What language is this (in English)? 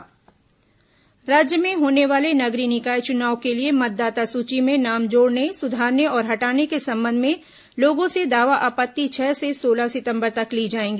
Hindi